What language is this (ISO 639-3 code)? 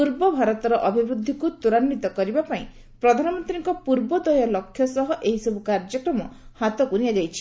ori